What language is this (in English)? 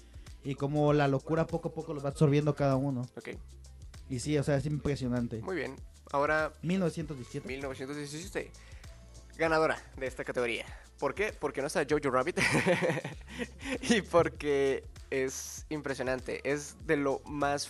Spanish